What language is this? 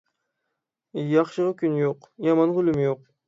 Uyghur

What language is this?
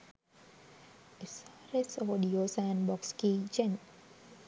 Sinhala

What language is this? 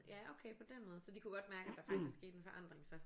Danish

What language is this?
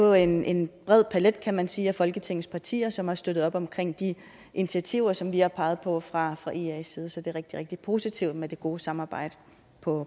Danish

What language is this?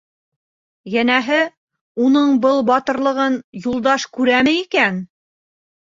Bashkir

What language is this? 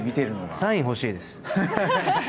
Japanese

